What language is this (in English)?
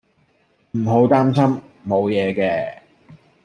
Cantonese